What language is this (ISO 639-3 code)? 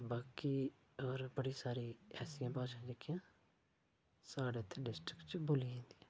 doi